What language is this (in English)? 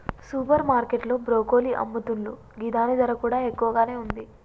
Telugu